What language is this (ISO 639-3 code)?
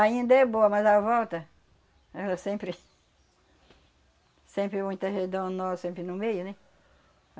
por